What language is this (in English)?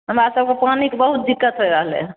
Maithili